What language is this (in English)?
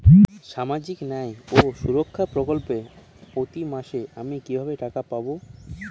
Bangla